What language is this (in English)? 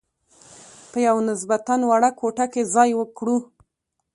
Pashto